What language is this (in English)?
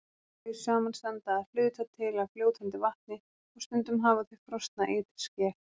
Icelandic